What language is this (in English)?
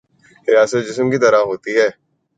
Urdu